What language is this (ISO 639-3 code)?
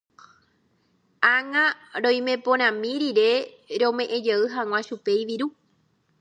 grn